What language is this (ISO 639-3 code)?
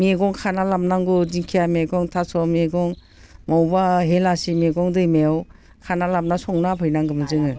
brx